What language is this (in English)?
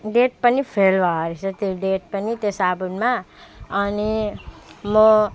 Nepali